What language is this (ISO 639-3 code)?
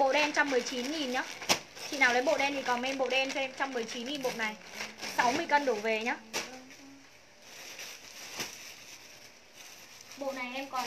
vie